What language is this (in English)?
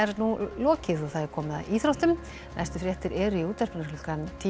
Icelandic